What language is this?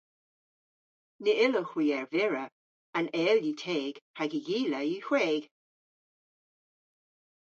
Cornish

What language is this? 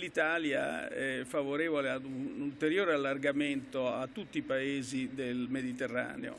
Italian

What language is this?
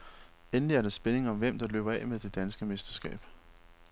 Danish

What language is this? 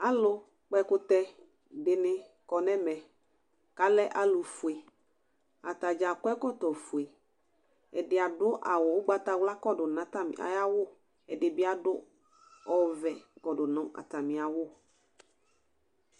Ikposo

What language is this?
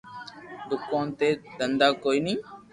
Loarki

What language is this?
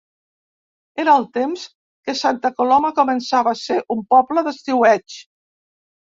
Catalan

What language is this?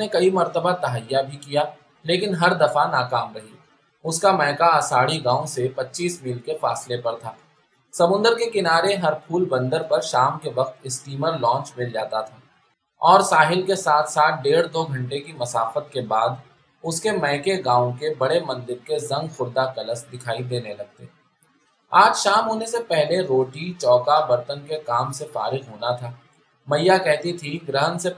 Urdu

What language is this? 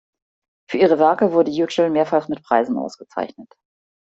German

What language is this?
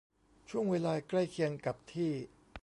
Thai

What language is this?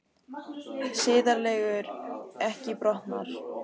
Icelandic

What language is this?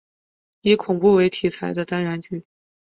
Chinese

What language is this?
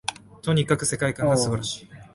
Japanese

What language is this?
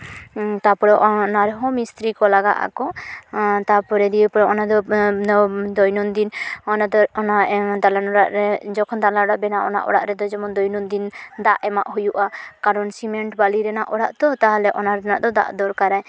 Santali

